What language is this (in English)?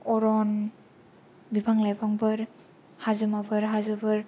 Bodo